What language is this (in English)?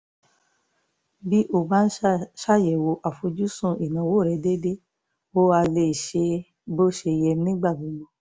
Yoruba